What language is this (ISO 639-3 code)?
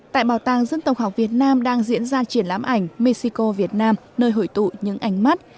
vie